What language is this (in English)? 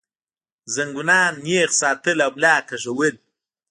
Pashto